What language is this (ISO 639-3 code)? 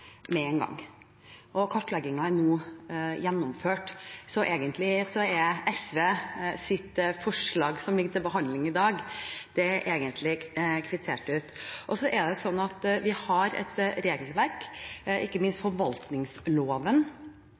nob